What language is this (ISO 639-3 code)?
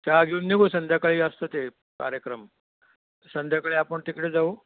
mar